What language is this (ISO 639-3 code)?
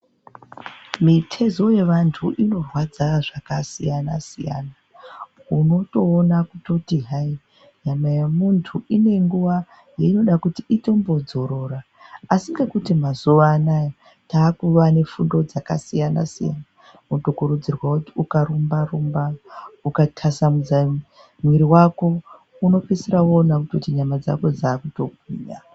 ndc